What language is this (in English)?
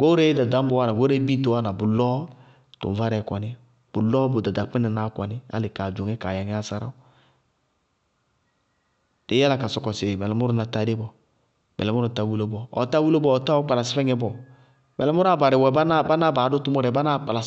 Bago-Kusuntu